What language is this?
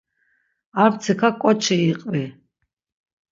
Laz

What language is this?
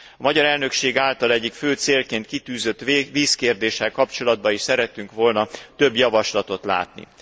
Hungarian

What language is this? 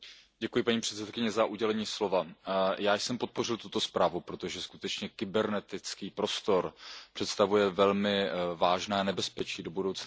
Czech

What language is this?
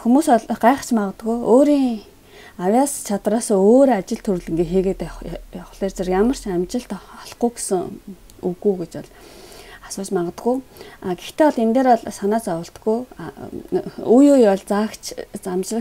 Korean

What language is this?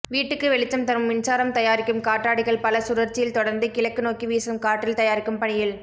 Tamil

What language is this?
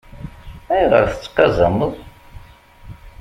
Kabyle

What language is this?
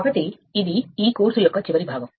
Telugu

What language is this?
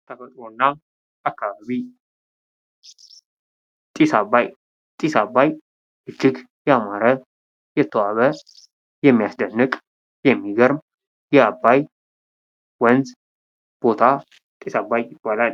Amharic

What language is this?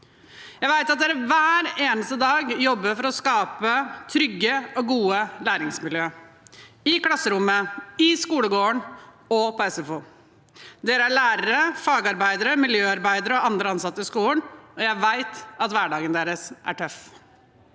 Norwegian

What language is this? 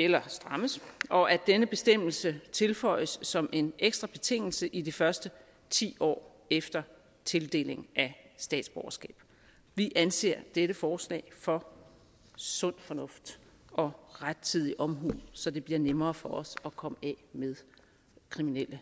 Danish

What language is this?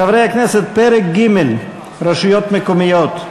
Hebrew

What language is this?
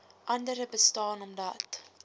Afrikaans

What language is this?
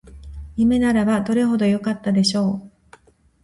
Japanese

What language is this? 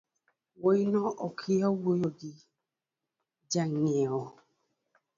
Luo (Kenya and Tanzania)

